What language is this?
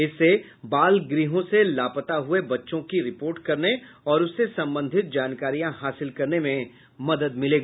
Hindi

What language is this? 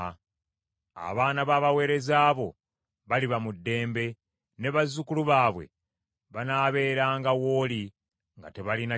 Ganda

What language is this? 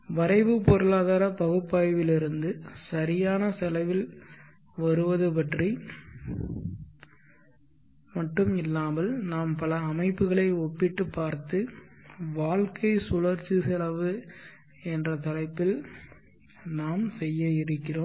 Tamil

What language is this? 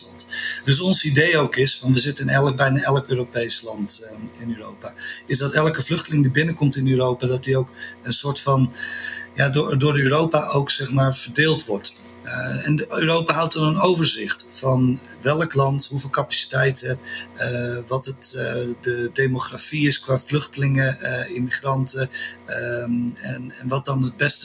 Dutch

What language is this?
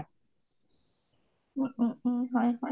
Assamese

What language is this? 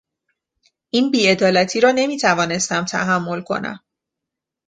Persian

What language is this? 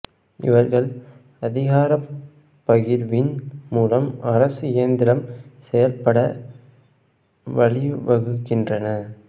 Tamil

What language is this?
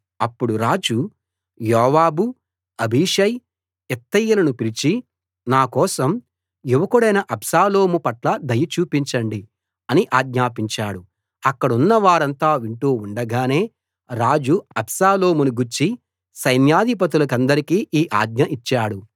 Telugu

